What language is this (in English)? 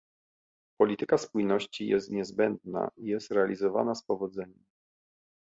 Polish